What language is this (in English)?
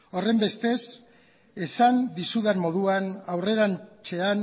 Basque